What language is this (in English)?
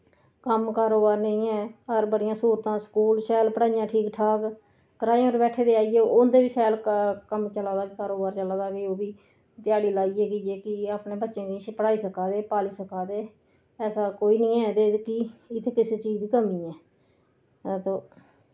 Dogri